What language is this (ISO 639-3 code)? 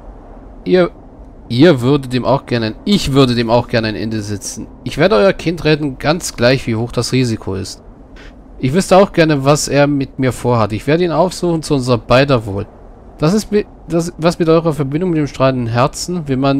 deu